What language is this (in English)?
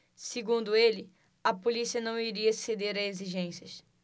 Portuguese